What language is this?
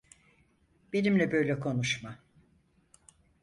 Turkish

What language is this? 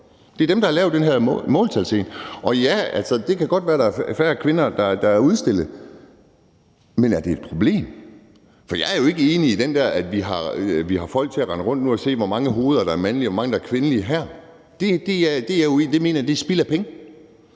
Danish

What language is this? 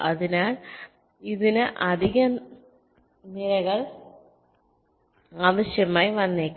Malayalam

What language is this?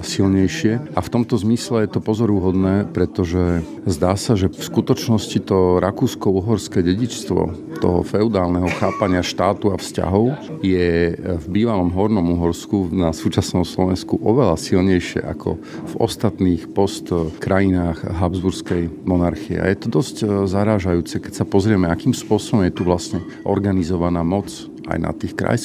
Slovak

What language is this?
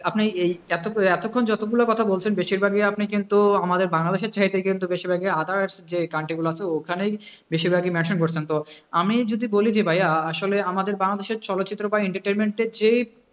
Bangla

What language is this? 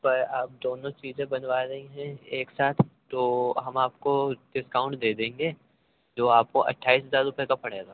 Urdu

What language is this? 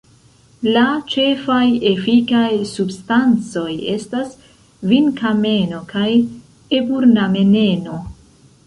Esperanto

